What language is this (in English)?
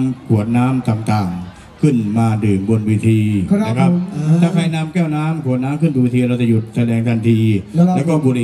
Thai